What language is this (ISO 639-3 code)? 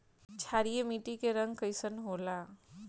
bho